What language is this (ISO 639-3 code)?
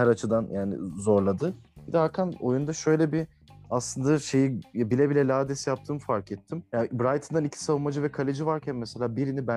tur